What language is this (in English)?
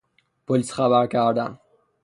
Persian